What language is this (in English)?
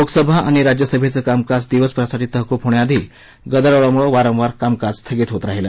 Marathi